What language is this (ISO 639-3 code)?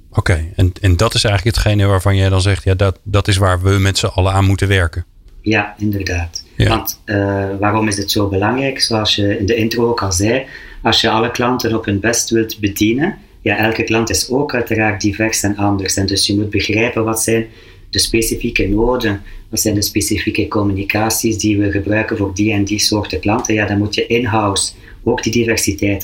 nld